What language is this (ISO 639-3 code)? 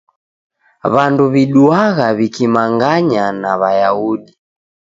dav